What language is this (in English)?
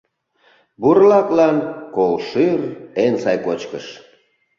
Mari